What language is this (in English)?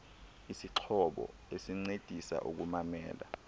Xhosa